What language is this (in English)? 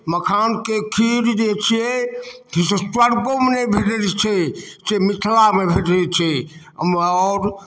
Maithili